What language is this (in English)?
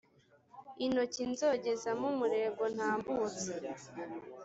Kinyarwanda